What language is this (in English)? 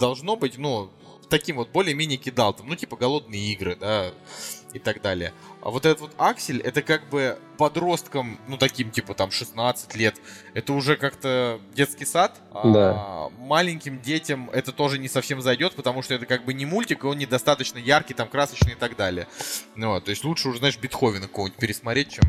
Russian